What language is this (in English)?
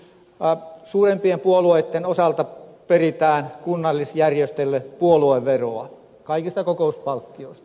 Finnish